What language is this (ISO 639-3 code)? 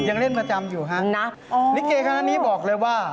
tha